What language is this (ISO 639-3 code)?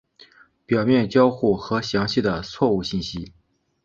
zho